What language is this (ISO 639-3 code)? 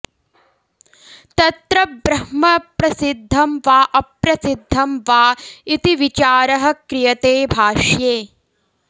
san